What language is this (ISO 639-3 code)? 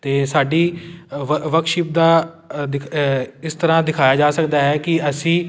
pan